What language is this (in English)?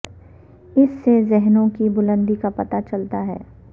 Urdu